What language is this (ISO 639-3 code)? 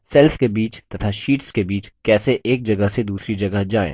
hin